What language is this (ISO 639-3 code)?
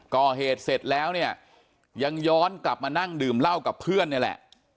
tha